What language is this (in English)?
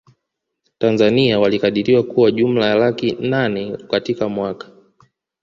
Swahili